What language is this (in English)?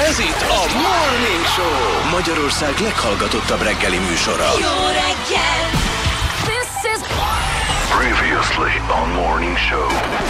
Hungarian